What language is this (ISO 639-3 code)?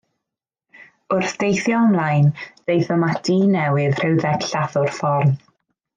cym